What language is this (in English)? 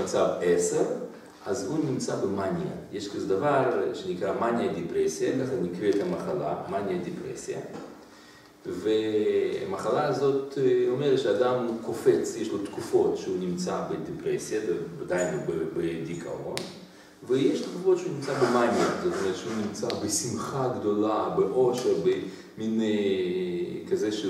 Hebrew